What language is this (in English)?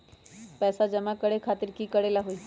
Magahi